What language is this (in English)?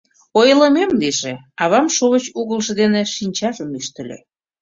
Mari